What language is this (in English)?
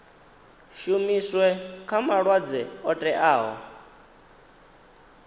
Venda